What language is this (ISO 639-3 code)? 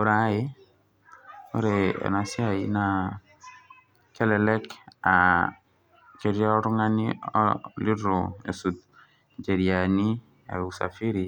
mas